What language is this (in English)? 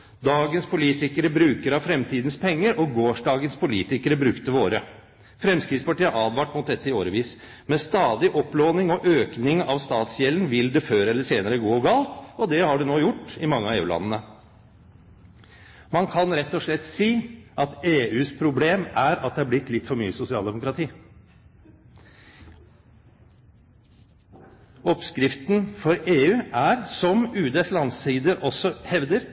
Norwegian Bokmål